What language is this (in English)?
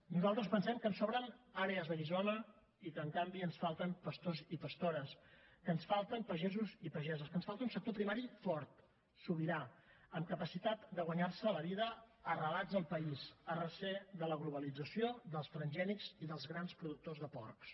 Catalan